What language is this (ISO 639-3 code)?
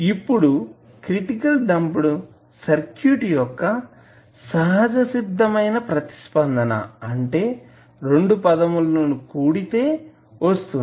tel